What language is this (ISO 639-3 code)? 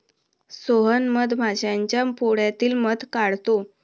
mar